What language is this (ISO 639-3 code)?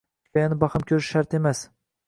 uzb